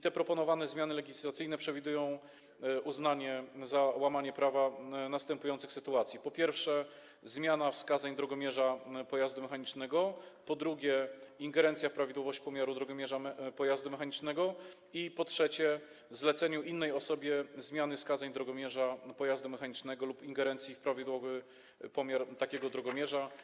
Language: Polish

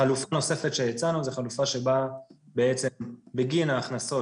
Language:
Hebrew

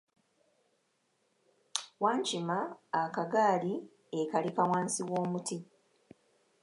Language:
Ganda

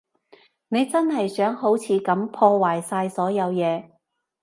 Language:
Cantonese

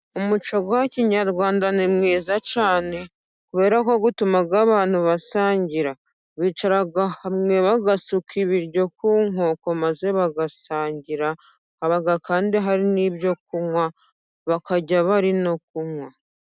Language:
Kinyarwanda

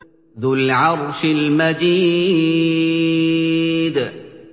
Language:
Arabic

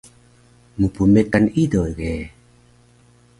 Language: Taroko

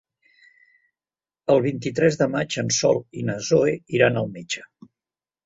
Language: Catalan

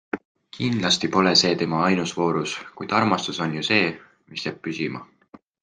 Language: Estonian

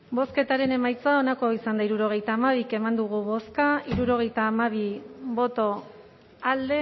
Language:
Basque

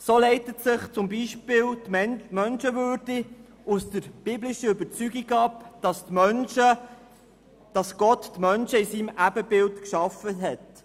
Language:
Swiss German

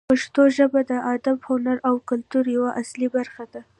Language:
Pashto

